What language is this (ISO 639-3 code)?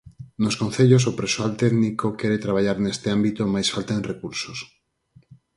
glg